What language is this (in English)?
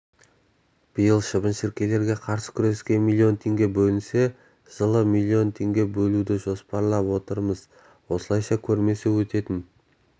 Kazakh